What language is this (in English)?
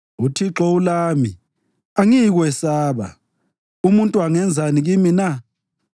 North Ndebele